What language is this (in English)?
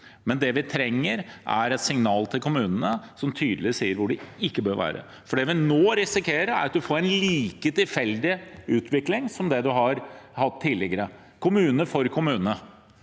Norwegian